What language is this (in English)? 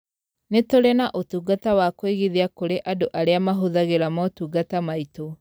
Kikuyu